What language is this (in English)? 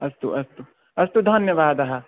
Sanskrit